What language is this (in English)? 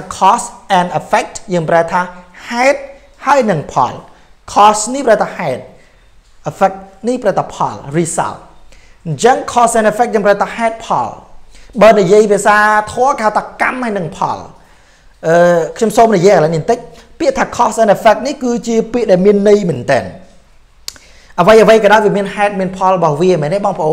Thai